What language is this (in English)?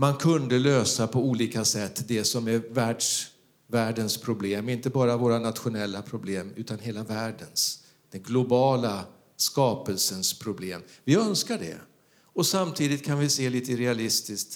Swedish